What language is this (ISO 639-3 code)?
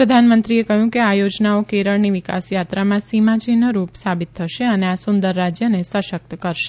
guj